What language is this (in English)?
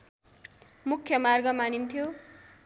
Nepali